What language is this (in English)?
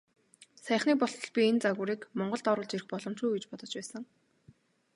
Mongolian